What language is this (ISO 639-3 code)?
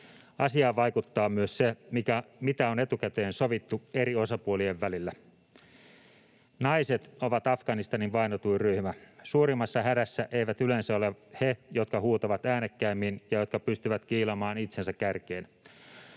fin